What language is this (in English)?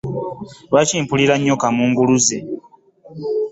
Ganda